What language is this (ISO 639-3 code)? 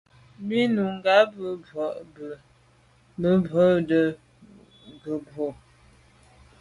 byv